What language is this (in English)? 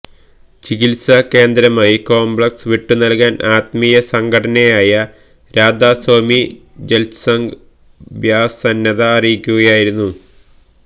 Malayalam